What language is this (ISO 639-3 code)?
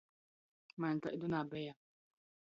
ltg